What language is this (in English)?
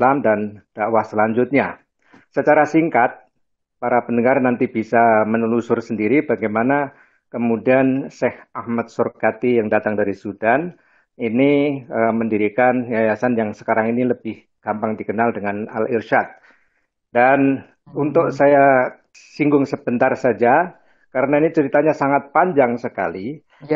Indonesian